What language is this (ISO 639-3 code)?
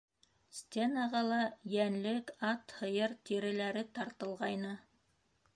bak